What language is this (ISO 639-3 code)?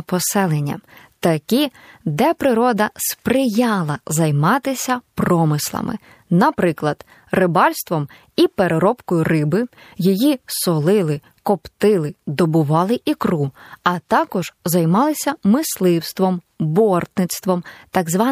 ukr